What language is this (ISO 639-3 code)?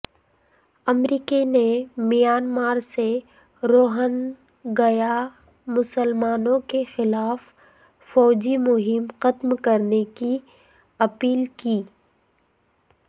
urd